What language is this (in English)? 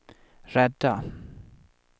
Swedish